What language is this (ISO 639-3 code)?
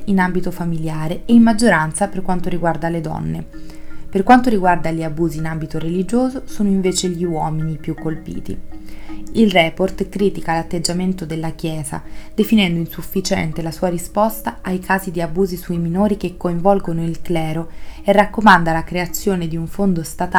ita